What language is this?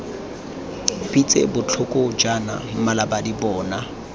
Tswana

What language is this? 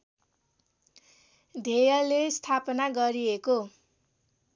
Nepali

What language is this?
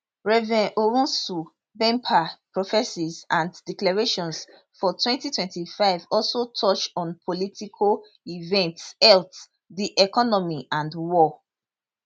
Nigerian Pidgin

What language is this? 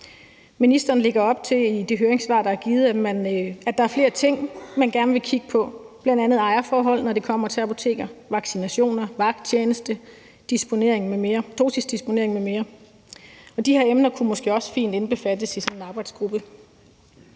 Danish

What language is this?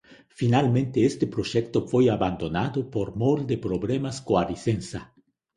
Galician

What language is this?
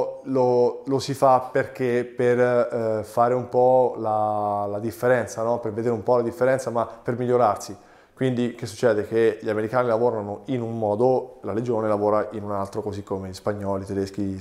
Italian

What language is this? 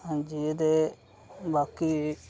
Dogri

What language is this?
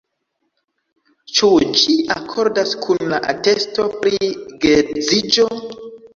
Esperanto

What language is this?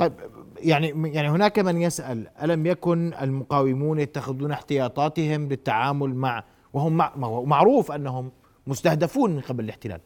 Arabic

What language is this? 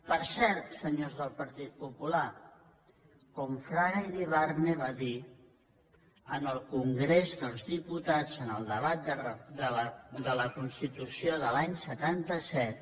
Catalan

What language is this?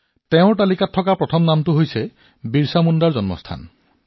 Assamese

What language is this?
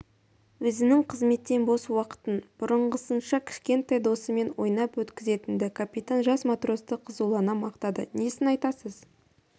Kazakh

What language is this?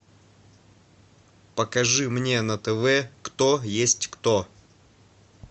Russian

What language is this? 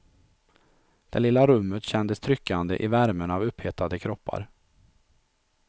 Swedish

